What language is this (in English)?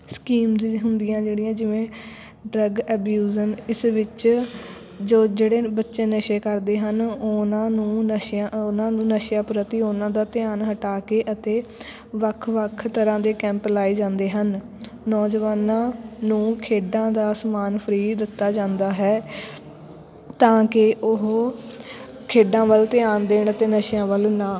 Punjabi